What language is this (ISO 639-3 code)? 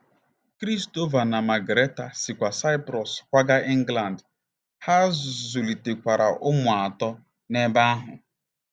ibo